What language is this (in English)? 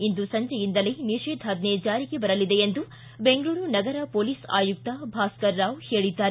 Kannada